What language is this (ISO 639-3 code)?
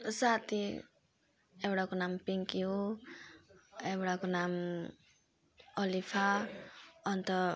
nep